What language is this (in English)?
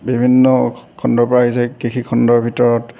Assamese